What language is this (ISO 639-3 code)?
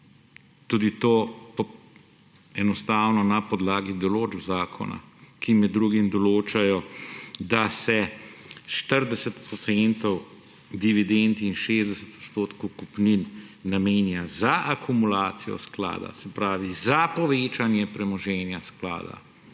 slv